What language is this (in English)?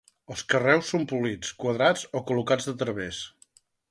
Catalan